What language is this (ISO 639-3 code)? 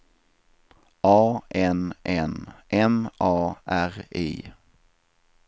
swe